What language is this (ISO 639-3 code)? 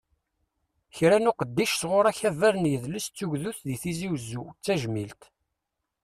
kab